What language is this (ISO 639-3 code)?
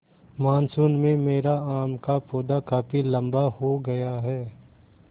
hin